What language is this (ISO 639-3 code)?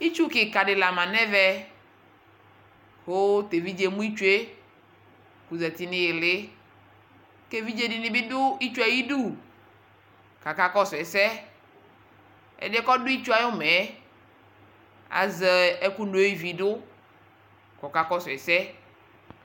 kpo